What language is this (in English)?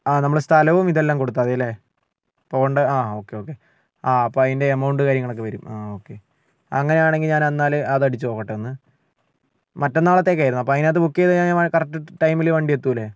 Malayalam